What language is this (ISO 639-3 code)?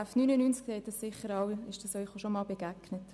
gsw